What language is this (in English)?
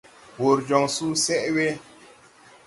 Tupuri